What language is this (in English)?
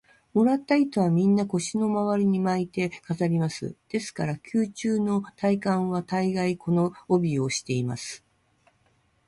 Japanese